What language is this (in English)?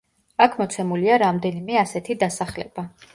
Georgian